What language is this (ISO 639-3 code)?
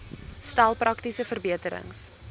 afr